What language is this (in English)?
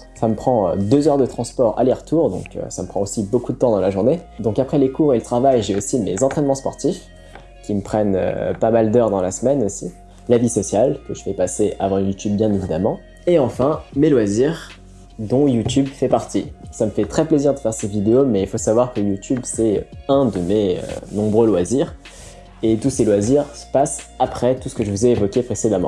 French